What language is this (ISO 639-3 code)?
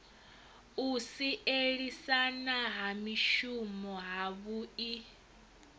ven